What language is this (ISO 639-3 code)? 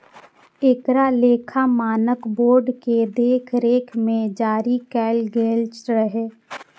mai